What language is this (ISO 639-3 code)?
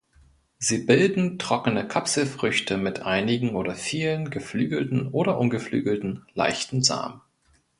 deu